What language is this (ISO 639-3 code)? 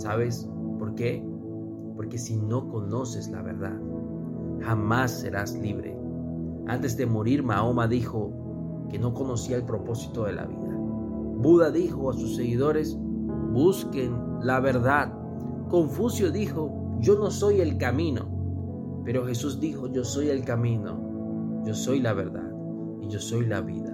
spa